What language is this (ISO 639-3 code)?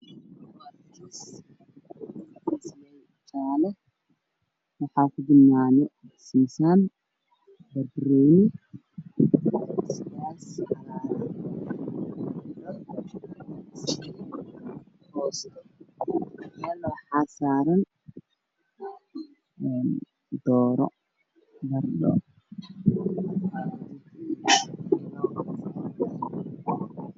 som